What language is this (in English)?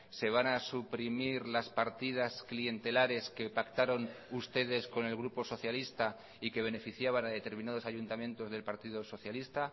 Spanish